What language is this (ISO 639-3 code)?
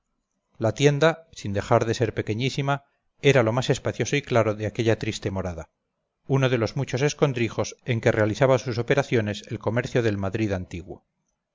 spa